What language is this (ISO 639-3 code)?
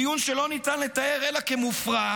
heb